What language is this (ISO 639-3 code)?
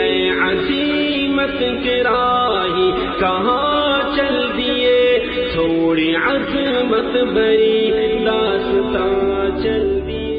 urd